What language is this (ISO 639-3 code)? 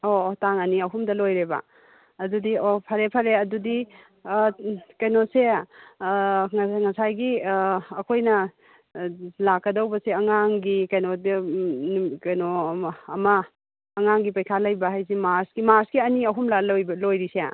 mni